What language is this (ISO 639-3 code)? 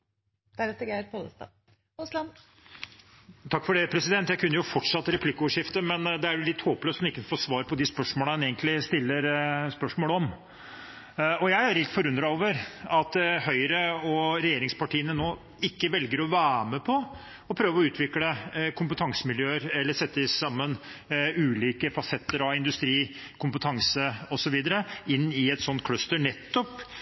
nor